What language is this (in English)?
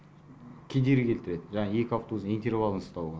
Kazakh